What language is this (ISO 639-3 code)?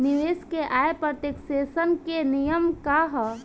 bho